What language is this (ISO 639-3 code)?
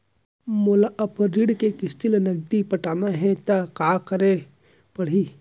hne